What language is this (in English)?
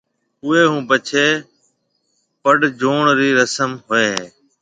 Marwari (Pakistan)